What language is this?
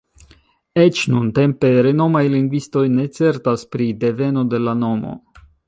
Esperanto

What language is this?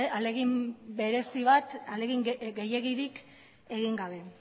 Basque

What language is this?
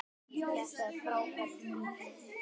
Icelandic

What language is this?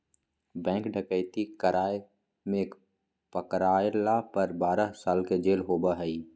Magahi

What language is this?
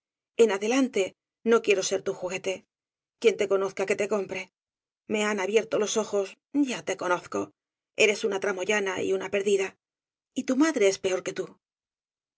Spanish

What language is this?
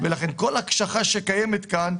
Hebrew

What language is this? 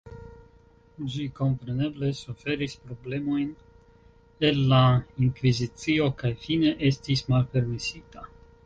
Esperanto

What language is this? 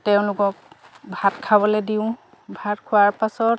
Assamese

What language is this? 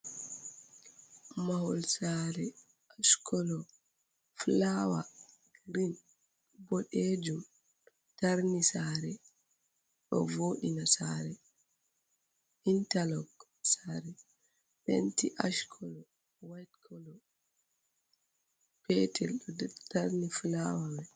Fula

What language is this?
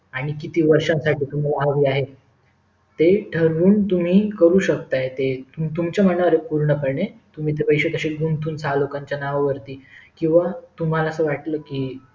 Marathi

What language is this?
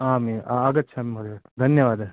Sanskrit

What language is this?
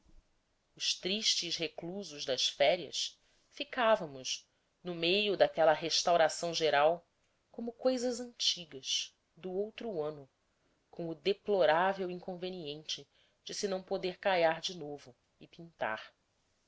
Portuguese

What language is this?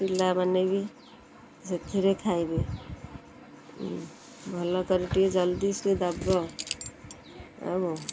Odia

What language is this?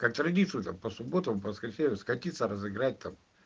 Russian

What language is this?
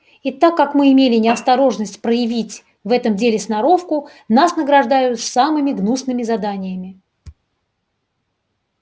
Russian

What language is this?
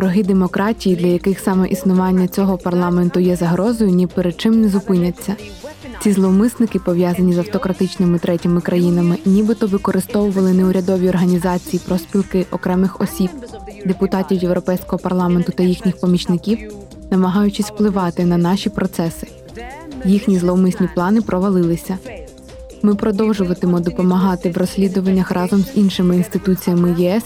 Ukrainian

